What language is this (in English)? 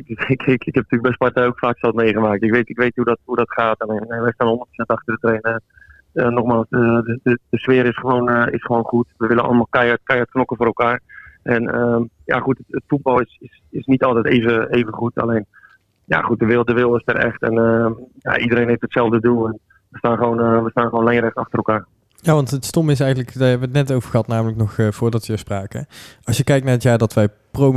Dutch